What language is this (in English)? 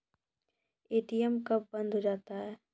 Maithili